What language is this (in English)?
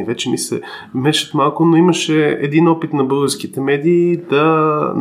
Bulgarian